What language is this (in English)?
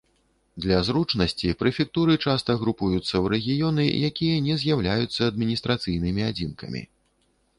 Belarusian